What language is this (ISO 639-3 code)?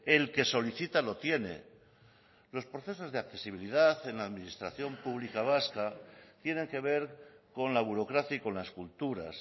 spa